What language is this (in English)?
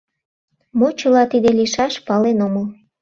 Mari